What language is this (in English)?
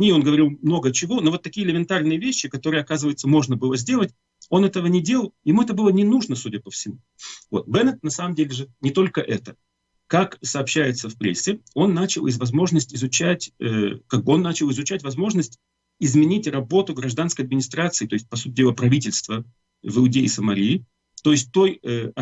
Russian